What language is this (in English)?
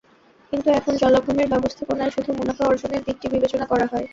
Bangla